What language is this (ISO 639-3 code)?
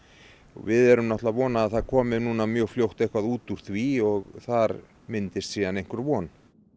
isl